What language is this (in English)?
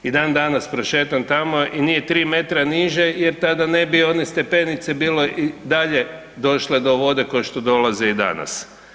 Croatian